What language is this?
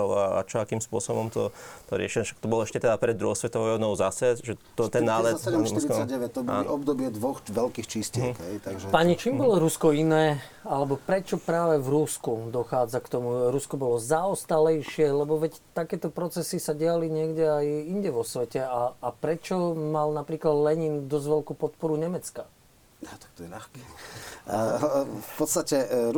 Slovak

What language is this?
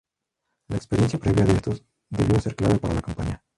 Spanish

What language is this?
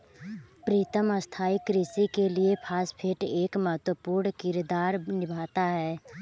Hindi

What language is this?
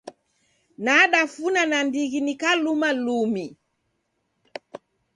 Taita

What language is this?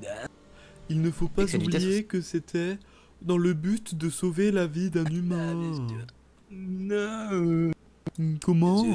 French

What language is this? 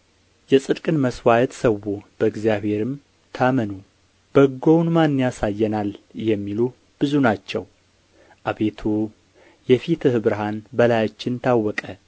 Amharic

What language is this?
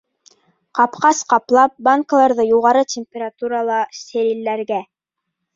Bashkir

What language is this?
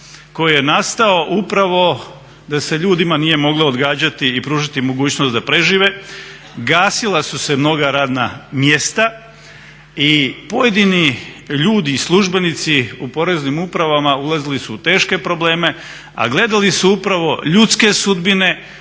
Croatian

